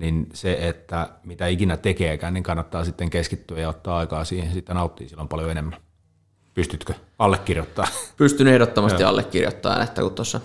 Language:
Finnish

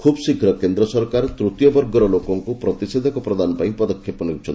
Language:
Odia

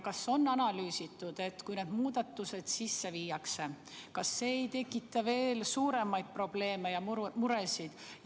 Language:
Estonian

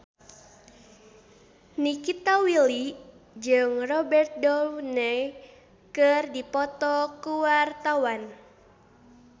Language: Sundanese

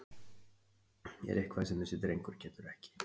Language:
Icelandic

